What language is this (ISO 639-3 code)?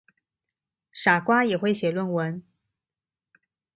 zho